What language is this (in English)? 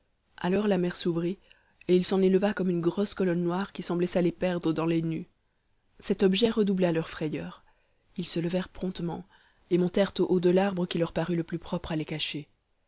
French